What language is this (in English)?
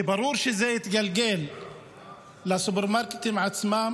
Hebrew